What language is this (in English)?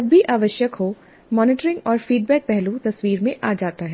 Hindi